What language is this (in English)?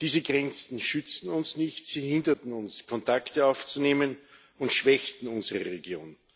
German